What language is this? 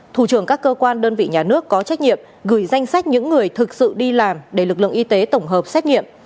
Vietnamese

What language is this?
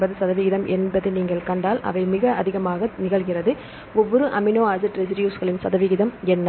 Tamil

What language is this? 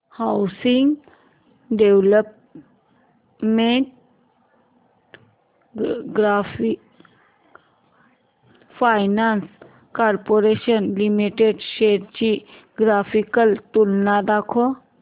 Marathi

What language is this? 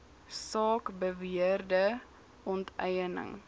Afrikaans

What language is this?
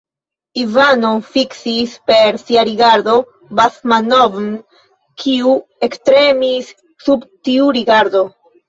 Esperanto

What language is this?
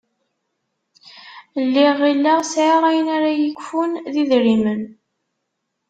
Kabyle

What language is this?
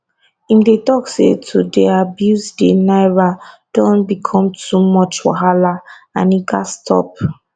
Nigerian Pidgin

